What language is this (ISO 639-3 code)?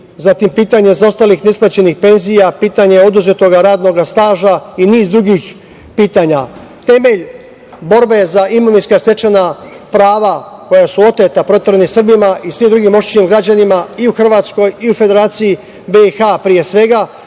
srp